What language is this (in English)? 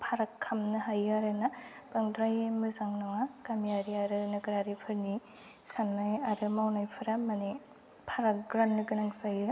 Bodo